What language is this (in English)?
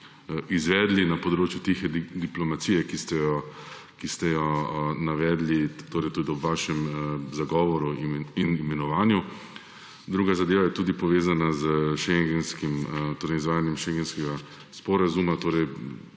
Slovenian